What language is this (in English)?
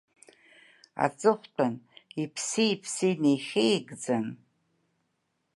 Abkhazian